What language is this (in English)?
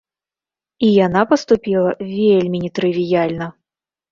Belarusian